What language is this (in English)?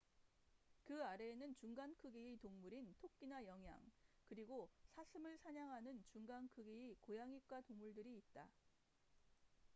Korean